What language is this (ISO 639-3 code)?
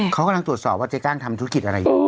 tha